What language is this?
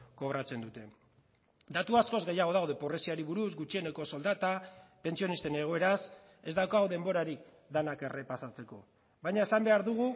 Basque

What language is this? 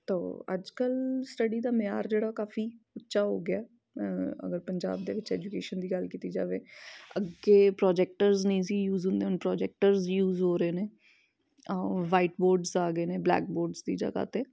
Punjabi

